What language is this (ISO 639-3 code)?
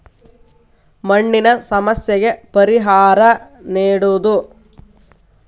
kan